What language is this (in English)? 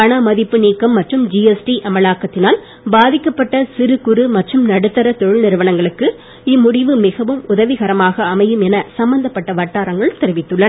Tamil